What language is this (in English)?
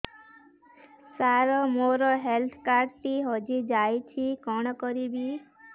Odia